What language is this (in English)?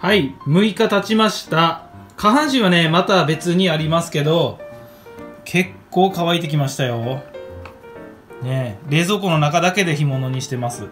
Japanese